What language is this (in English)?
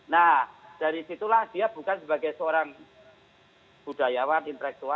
Indonesian